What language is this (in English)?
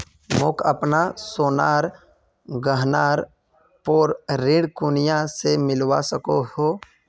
Magahi